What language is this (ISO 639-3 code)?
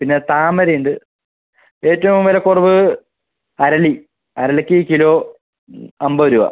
mal